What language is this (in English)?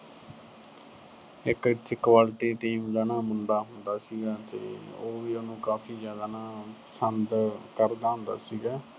Punjabi